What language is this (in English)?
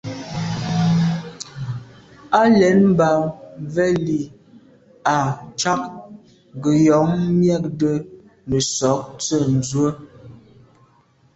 Medumba